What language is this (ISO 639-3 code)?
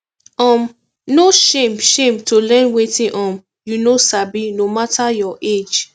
pcm